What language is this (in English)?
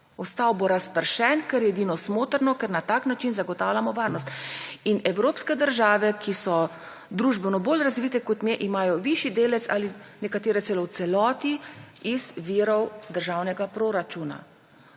Slovenian